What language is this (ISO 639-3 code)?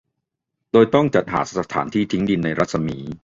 tha